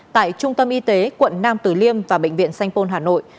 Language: Vietnamese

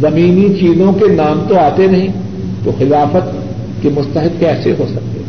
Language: Urdu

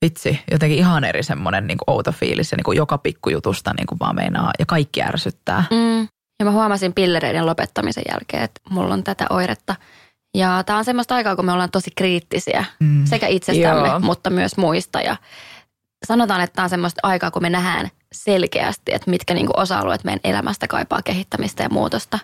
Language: Finnish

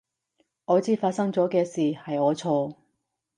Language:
Cantonese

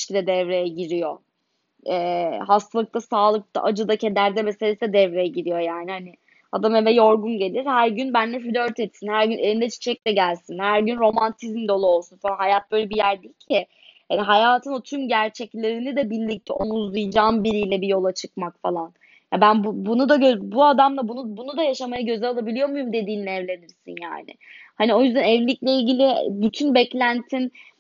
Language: Turkish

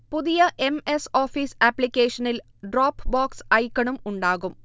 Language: Malayalam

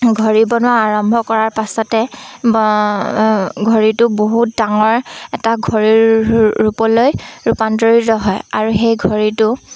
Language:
Assamese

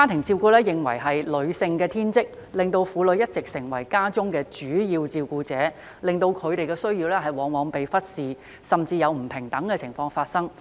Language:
Cantonese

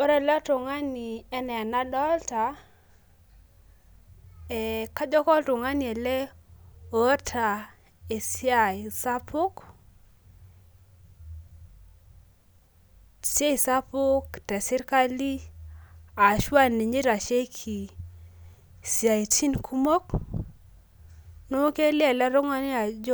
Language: Masai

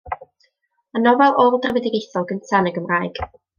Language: Welsh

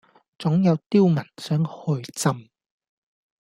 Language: Cantonese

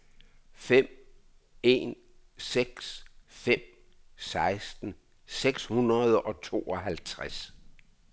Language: Danish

